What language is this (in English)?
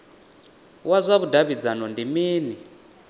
Venda